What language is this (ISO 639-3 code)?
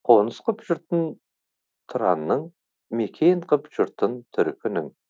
kaz